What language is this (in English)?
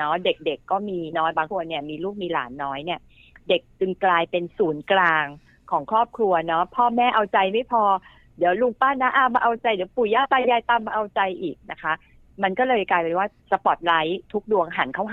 Thai